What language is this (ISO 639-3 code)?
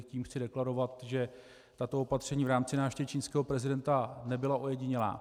ces